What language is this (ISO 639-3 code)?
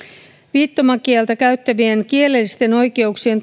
fin